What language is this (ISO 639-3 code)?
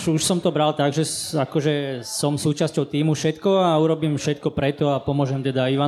slk